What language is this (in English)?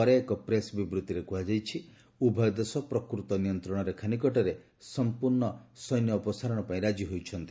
Odia